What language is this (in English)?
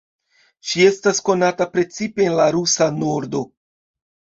Esperanto